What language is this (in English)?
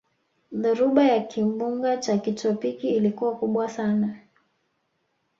Swahili